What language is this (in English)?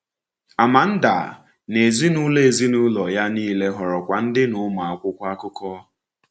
Igbo